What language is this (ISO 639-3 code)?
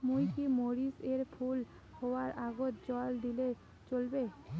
ben